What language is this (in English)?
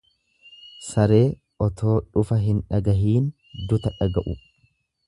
Oromo